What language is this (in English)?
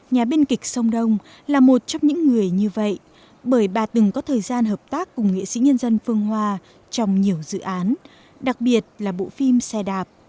Vietnamese